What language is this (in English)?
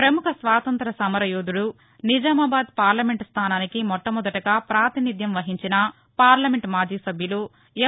Telugu